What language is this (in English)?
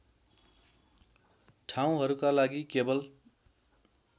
Nepali